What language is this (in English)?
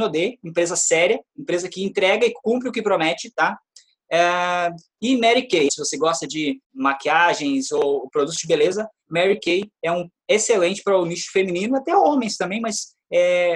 Portuguese